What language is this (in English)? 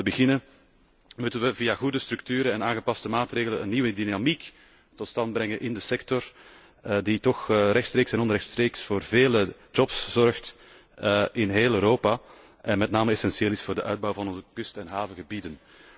Dutch